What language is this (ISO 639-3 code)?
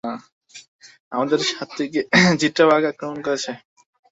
ben